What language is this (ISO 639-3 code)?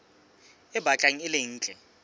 sot